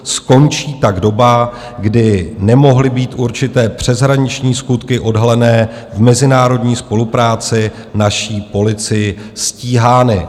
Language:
Czech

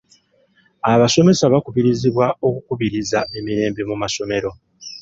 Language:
Ganda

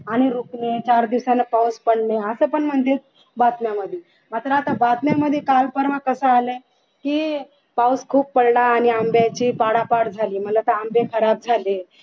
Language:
Marathi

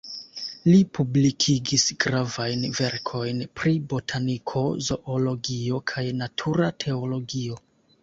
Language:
Esperanto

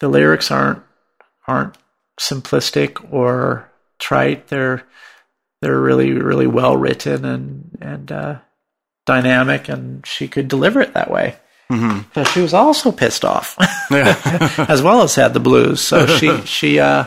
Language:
English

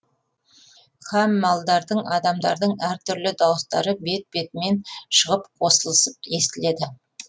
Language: Kazakh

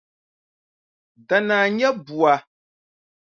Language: Dagbani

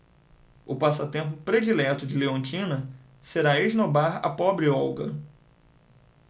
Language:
Portuguese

